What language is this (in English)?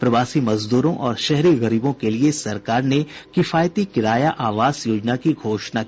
Hindi